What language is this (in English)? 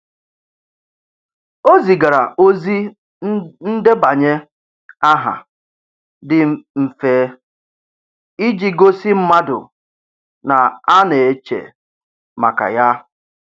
Igbo